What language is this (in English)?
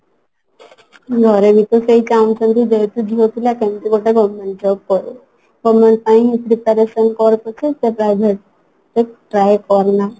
Odia